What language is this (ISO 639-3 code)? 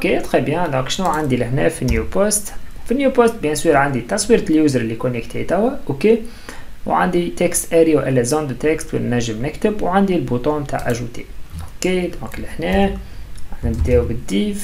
ara